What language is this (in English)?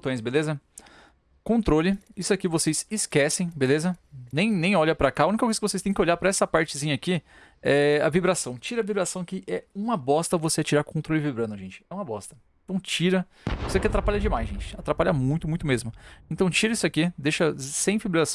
Portuguese